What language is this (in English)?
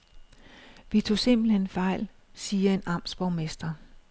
Danish